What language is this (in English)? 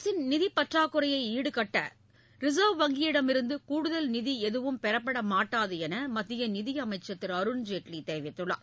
Tamil